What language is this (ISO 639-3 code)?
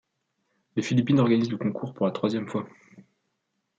fra